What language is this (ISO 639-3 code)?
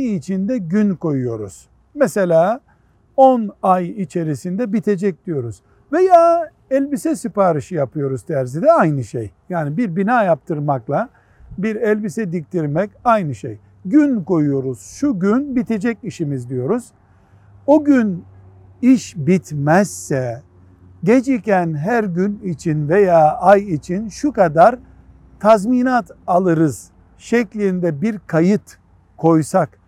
tur